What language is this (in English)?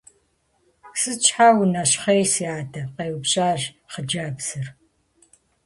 Kabardian